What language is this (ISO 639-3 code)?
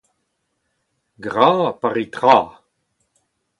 bre